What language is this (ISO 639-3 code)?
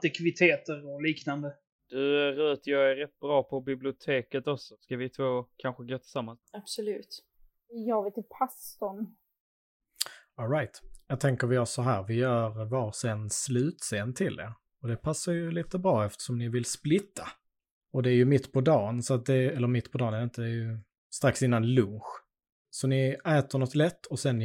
swe